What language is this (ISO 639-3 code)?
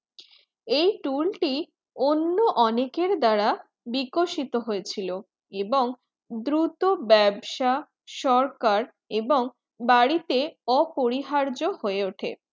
ben